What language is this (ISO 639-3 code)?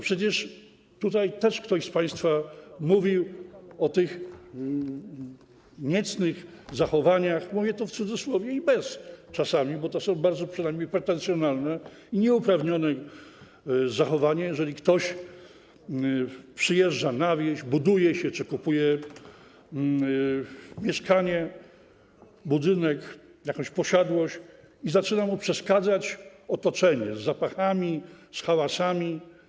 pol